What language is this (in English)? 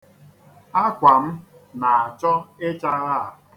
Igbo